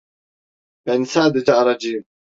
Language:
Turkish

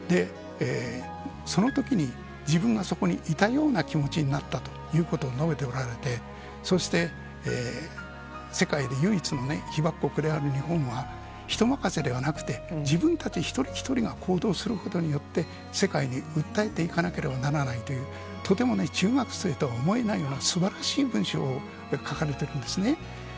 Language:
Japanese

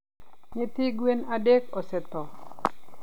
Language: Luo (Kenya and Tanzania)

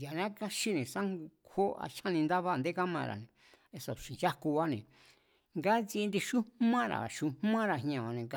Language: Mazatlán Mazatec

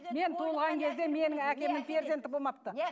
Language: Kazakh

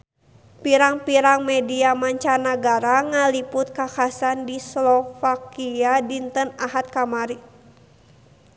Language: Sundanese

